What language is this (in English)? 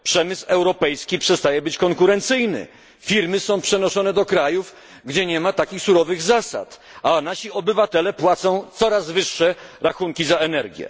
Polish